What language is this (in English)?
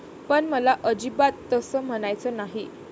Marathi